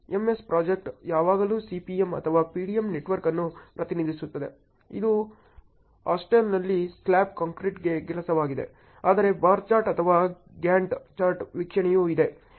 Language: Kannada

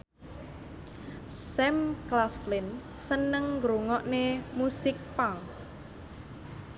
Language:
Javanese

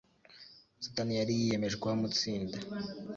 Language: Kinyarwanda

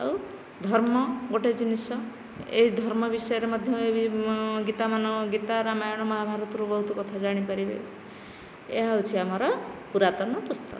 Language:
Odia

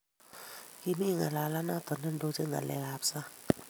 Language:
Kalenjin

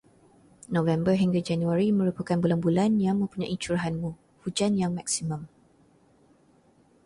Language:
Malay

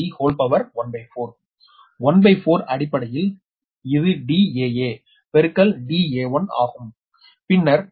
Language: Tamil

